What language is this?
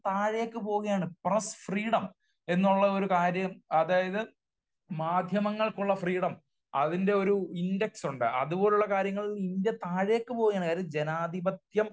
Malayalam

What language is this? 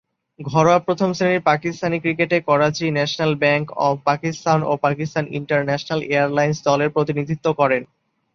Bangla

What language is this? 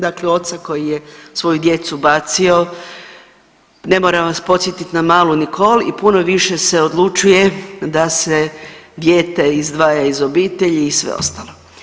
Croatian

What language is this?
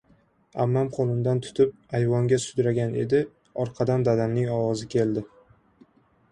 Uzbek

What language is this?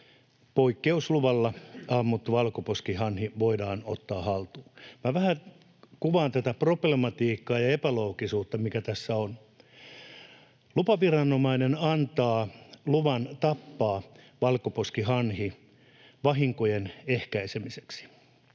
Finnish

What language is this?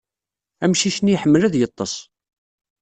Kabyle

